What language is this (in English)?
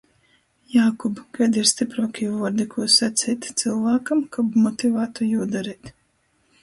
Latgalian